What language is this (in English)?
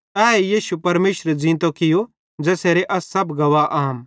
Bhadrawahi